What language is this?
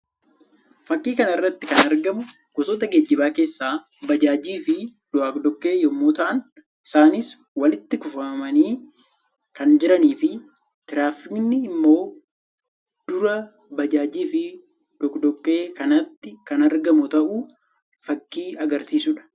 Oromo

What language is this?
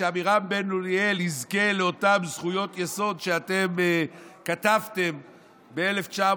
Hebrew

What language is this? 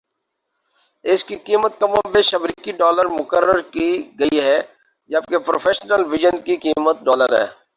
Urdu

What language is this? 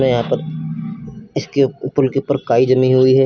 Hindi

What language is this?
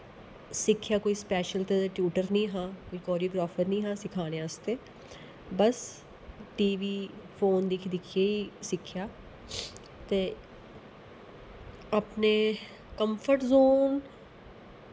Dogri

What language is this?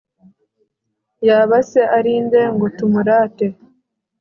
Kinyarwanda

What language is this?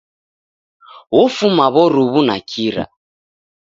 Taita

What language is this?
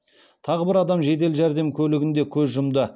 Kazakh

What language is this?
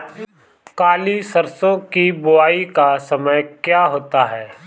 Hindi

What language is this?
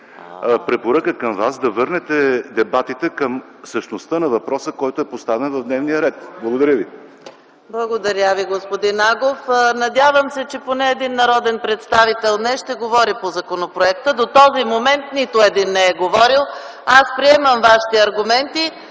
Bulgarian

